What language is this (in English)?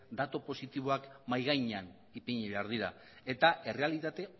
Basque